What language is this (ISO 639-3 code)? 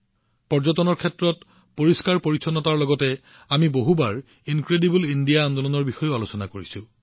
asm